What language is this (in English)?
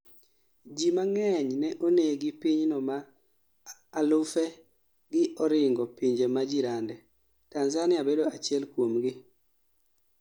Luo (Kenya and Tanzania)